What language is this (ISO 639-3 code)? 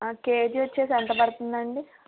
tel